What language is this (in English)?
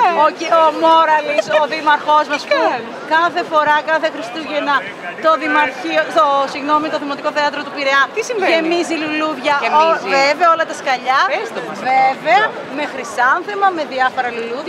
Greek